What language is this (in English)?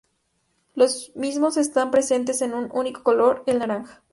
Spanish